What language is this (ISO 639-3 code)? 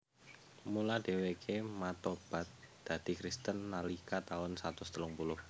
jav